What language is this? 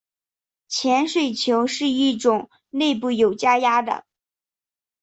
Chinese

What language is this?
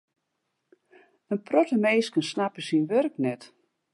Western Frisian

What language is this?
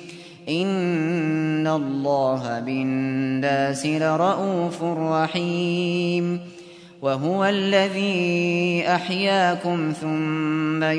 Arabic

